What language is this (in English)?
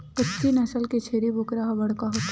Chhattisgarhi